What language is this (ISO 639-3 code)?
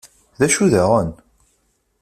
kab